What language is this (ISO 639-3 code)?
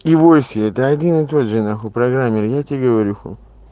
rus